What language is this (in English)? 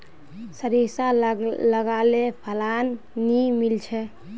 Magahi